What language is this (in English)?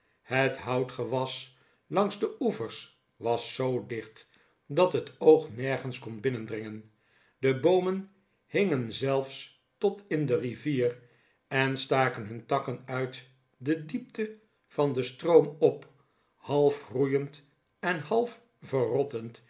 Dutch